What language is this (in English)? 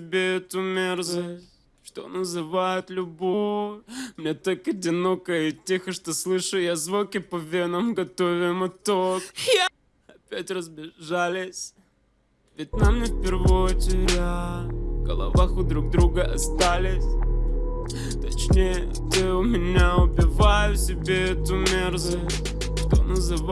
Russian